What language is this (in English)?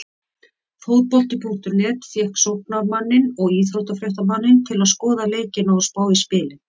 Icelandic